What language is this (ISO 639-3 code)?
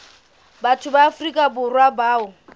sot